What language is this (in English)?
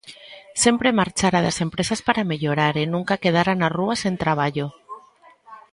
Galician